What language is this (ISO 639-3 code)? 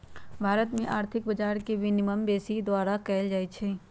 mag